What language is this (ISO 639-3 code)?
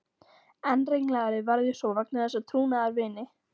isl